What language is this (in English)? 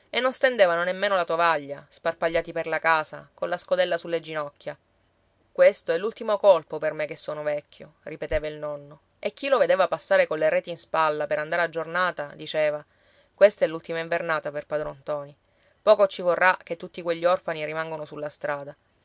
Italian